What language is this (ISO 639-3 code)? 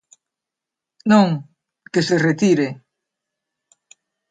glg